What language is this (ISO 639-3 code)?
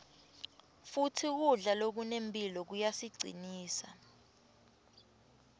ssw